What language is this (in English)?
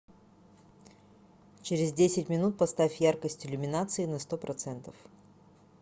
Russian